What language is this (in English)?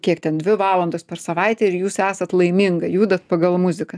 Lithuanian